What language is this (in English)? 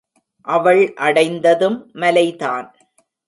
Tamil